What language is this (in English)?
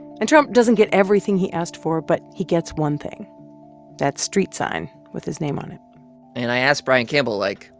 English